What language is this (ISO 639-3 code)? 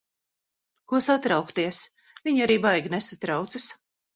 lav